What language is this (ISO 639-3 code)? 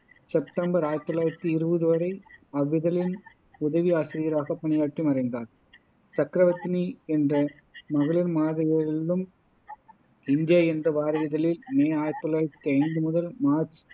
tam